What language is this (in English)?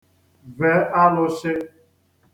Igbo